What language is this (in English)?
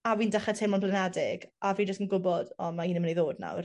Welsh